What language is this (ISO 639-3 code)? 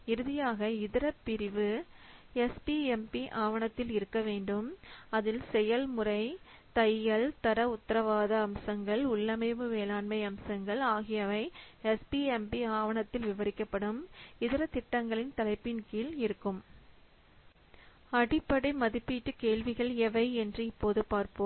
tam